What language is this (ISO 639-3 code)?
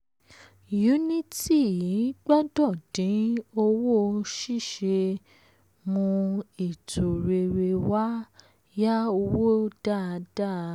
yor